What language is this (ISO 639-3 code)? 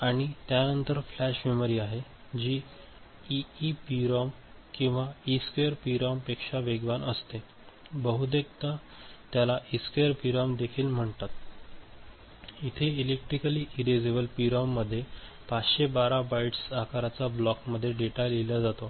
mar